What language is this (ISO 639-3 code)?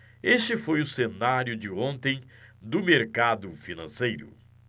por